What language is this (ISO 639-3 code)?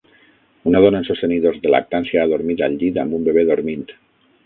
cat